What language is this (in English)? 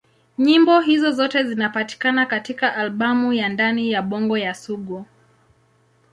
Swahili